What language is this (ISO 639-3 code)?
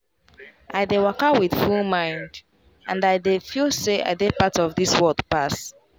pcm